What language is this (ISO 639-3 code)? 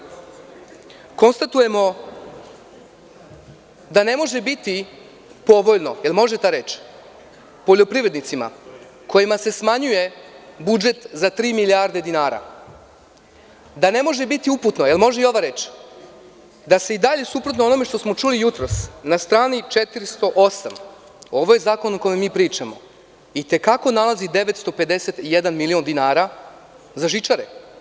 srp